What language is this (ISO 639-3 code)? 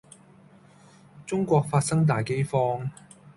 yue